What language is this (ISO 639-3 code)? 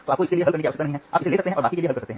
hin